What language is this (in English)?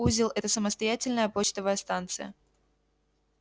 Russian